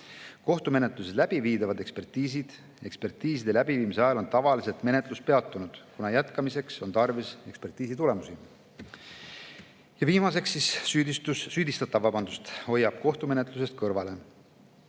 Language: Estonian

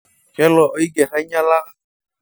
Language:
Masai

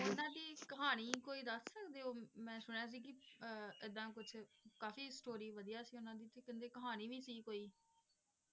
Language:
Punjabi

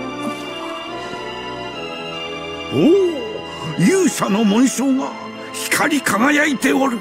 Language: Japanese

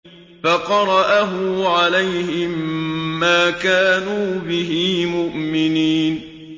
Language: Arabic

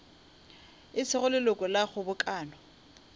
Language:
Northern Sotho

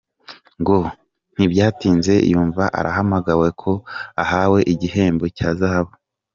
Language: Kinyarwanda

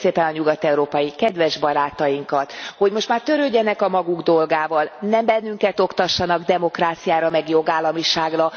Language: Hungarian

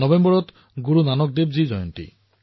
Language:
Assamese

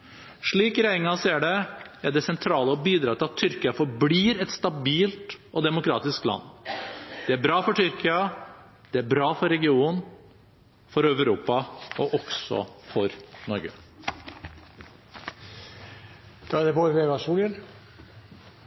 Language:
Norwegian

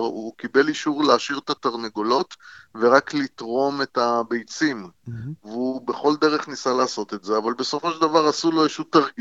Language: Hebrew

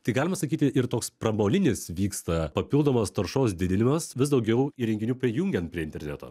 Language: Lithuanian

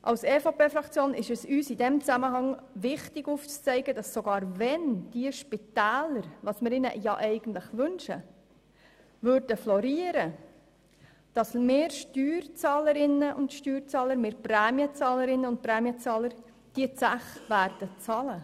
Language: Swiss German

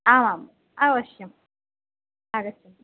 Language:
Sanskrit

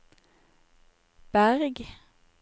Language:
Norwegian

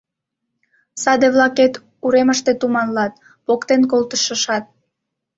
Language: Mari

